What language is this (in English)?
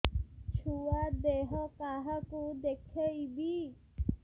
Odia